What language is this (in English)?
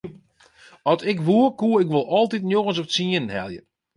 Western Frisian